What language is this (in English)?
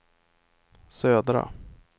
Swedish